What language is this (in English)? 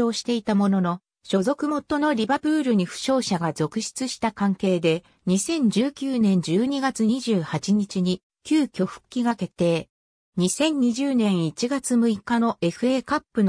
Japanese